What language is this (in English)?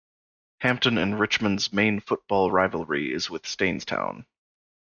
English